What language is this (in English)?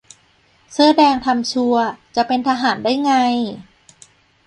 Thai